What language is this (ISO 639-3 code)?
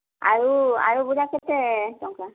ori